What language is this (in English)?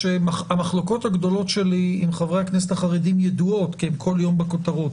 Hebrew